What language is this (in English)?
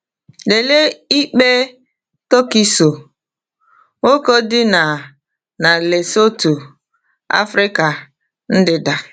Igbo